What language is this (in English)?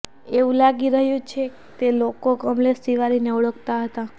Gujarati